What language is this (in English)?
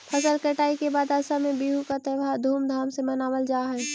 Magahi